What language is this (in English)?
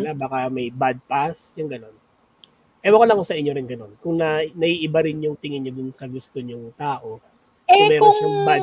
Filipino